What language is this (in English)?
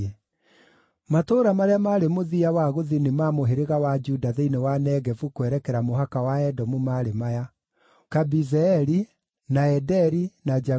Kikuyu